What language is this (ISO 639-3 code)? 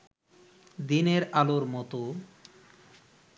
ben